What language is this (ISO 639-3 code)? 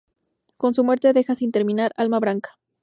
spa